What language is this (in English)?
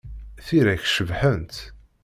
Kabyle